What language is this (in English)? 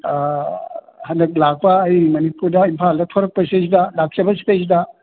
Manipuri